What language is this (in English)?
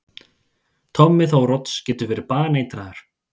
Icelandic